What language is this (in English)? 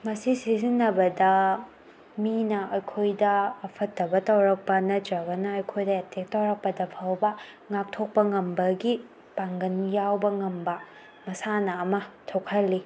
Manipuri